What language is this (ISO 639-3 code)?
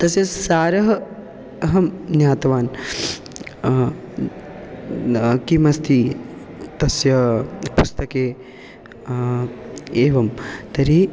san